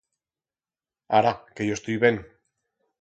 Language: Aragonese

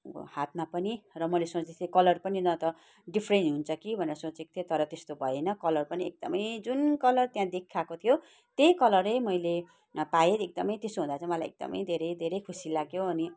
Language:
Nepali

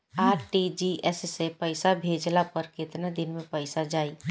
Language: Bhojpuri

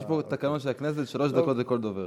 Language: Hebrew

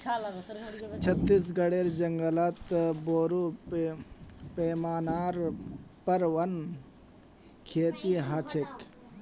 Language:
Magahi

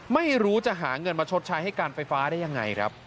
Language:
Thai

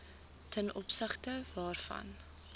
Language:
Afrikaans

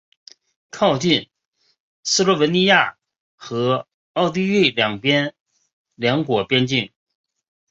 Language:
Chinese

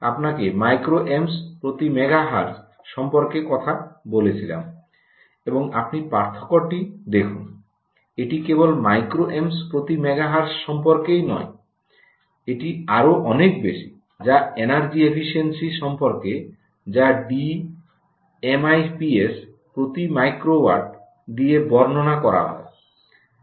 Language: Bangla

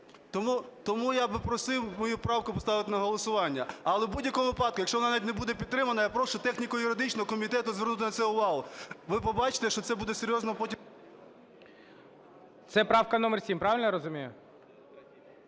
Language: Ukrainian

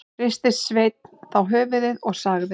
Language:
Icelandic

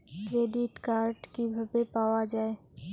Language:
Bangla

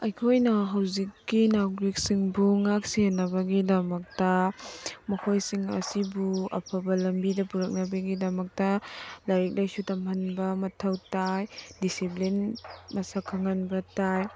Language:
Manipuri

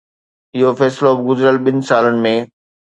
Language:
Sindhi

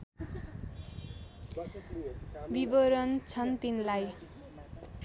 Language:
Nepali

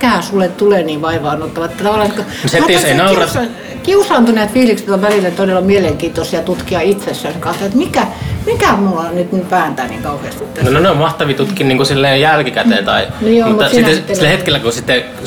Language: Finnish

